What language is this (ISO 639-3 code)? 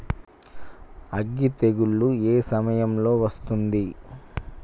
tel